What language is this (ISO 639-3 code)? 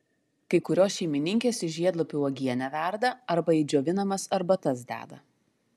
lit